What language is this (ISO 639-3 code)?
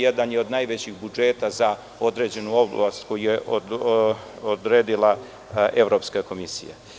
srp